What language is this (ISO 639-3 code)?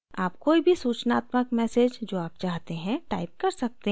hin